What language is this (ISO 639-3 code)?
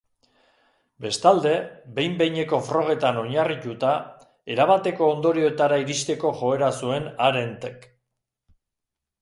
eus